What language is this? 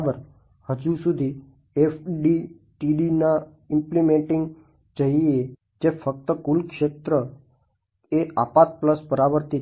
Gujarati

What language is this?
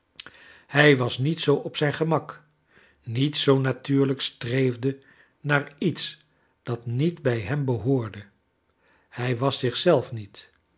Dutch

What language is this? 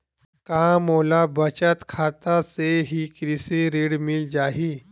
Chhattisgarhi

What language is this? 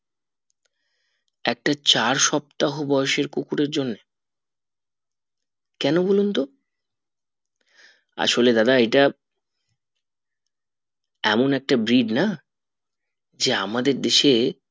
Bangla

